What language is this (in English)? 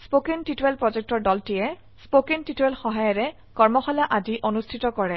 Assamese